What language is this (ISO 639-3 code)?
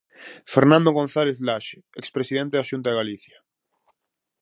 glg